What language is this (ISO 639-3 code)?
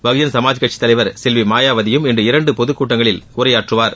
tam